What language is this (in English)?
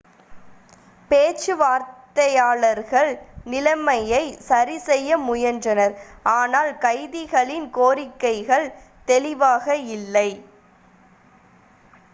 Tamil